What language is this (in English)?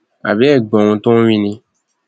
Yoruba